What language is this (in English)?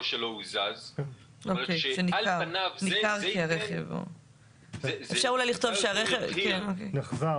Hebrew